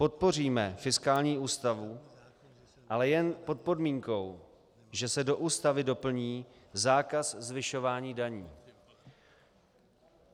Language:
Czech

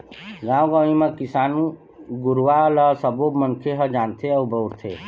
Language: Chhattisgarhi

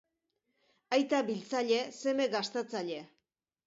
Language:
Basque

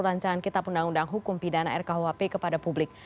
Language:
Indonesian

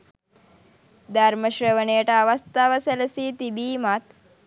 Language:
Sinhala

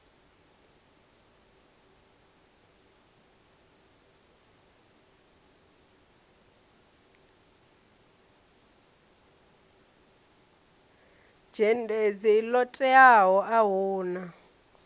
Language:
Venda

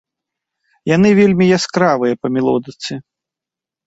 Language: Belarusian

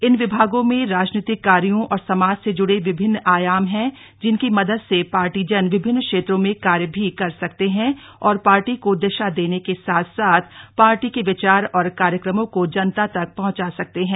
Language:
Hindi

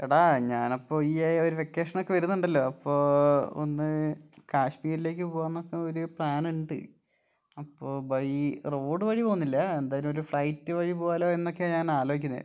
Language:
Malayalam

